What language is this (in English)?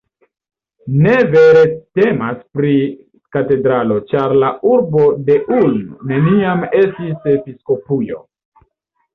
Esperanto